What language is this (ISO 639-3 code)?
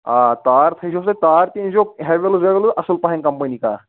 kas